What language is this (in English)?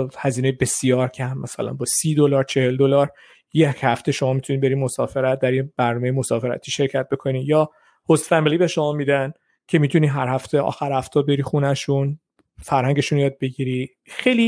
Persian